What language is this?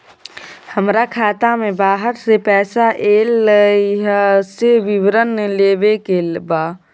Maithili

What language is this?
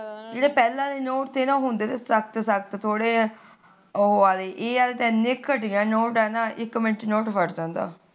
Punjabi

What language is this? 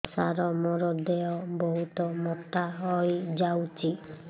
Odia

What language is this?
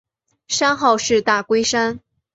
Chinese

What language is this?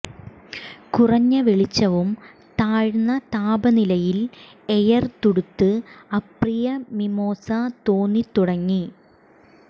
Malayalam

